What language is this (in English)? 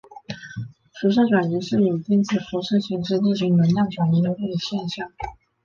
Chinese